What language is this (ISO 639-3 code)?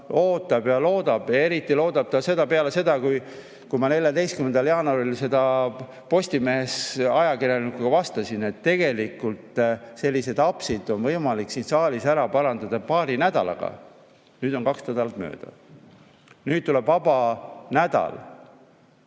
est